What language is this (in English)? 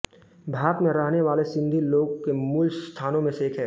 Hindi